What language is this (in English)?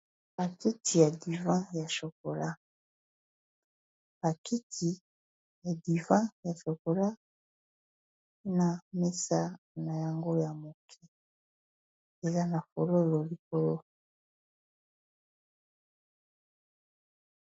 Lingala